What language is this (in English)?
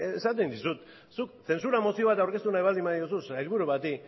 Basque